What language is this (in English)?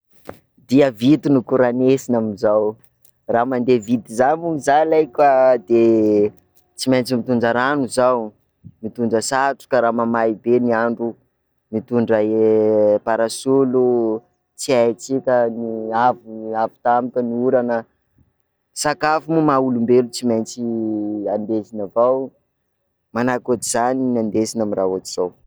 Sakalava Malagasy